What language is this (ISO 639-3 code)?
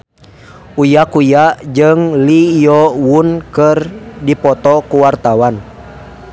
sun